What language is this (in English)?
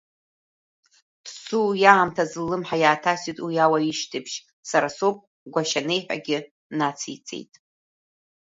Abkhazian